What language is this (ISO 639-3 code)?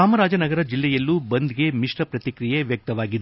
kan